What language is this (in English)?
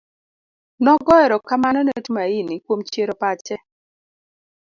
Luo (Kenya and Tanzania)